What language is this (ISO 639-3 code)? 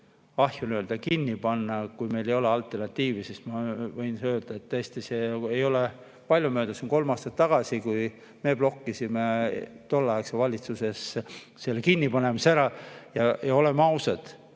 est